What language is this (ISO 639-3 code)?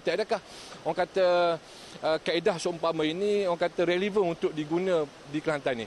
msa